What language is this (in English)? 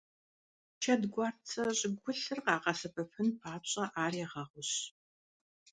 Kabardian